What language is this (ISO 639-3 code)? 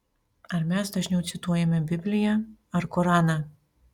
lit